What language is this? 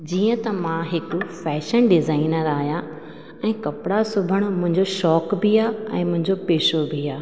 Sindhi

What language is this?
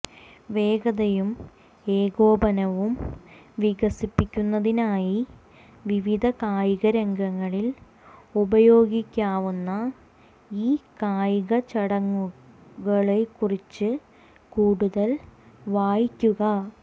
Malayalam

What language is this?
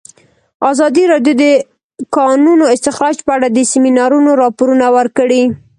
Pashto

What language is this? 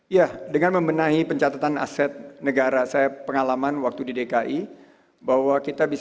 Indonesian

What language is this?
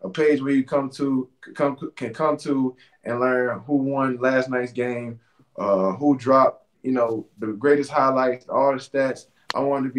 English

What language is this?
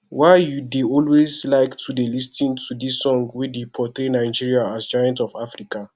Nigerian Pidgin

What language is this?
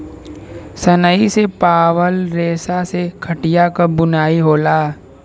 Bhojpuri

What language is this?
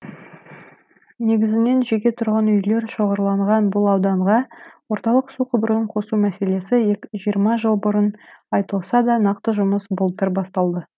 Kazakh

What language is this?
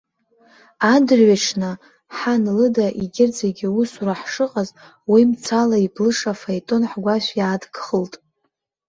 Abkhazian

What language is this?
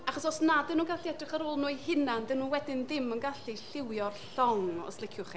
Welsh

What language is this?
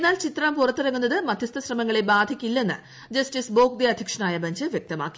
Malayalam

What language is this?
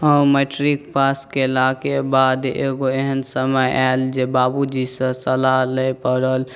Maithili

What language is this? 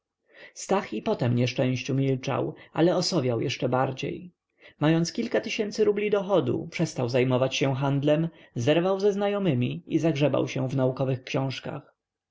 Polish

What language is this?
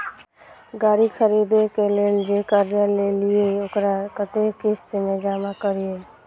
Maithili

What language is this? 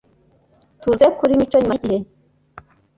Kinyarwanda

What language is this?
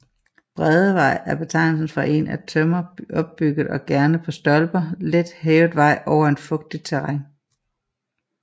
Danish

